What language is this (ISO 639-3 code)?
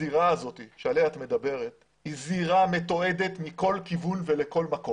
heb